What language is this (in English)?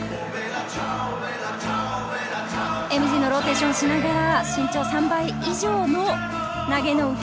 Japanese